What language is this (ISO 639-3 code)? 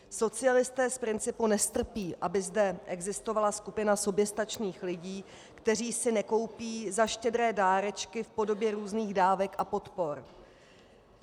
ces